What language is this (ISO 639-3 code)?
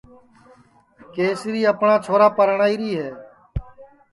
ssi